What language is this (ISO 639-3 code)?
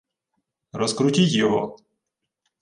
ukr